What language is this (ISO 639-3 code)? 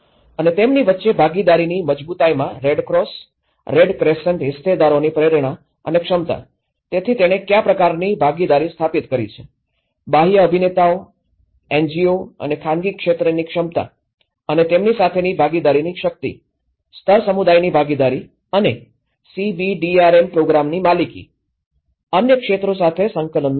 guj